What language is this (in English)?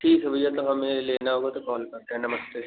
Hindi